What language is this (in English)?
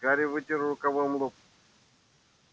Russian